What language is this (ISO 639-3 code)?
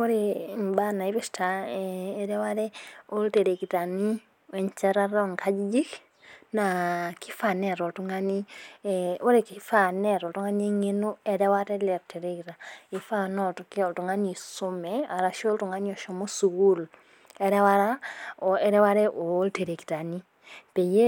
mas